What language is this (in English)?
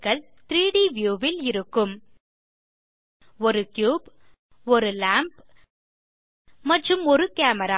Tamil